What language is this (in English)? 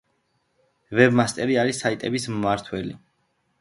Georgian